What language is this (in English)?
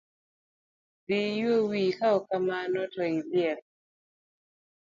Luo (Kenya and Tanzania)